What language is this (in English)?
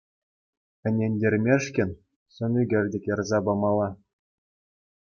Chuvash